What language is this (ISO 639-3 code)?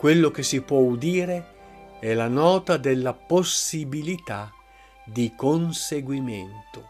ita